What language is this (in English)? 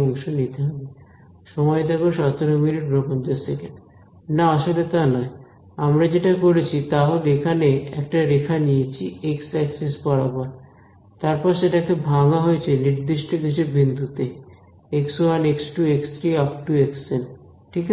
Bangla